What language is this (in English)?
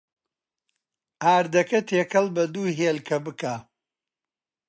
Central Kurdish